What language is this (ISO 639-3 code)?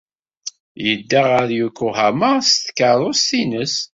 kab